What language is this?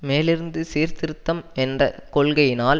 Tamil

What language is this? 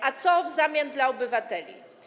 Polish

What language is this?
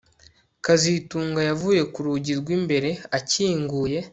Kinyarwanda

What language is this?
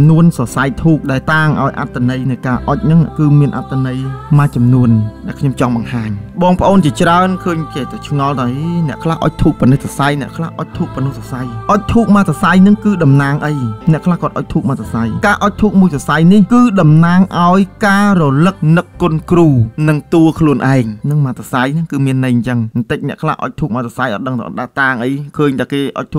Thai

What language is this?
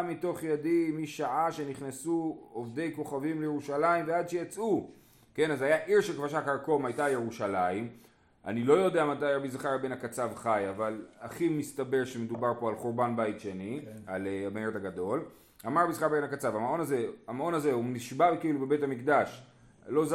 Hebrew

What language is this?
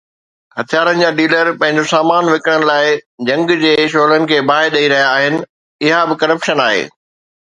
Sindhi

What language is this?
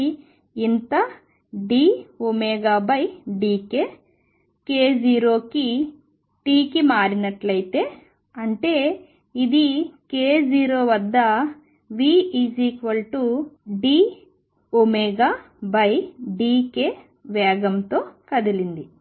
Telugu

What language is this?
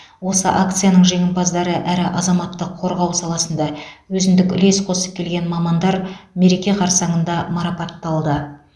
Kazakh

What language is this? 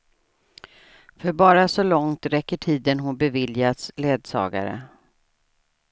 Swedish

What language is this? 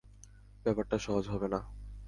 Bangla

